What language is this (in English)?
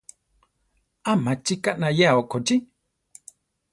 Central Tarahumara